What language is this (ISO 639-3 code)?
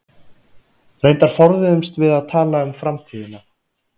isl